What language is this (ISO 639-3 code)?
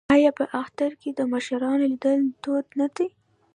pus